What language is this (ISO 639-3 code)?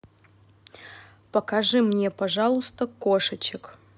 rus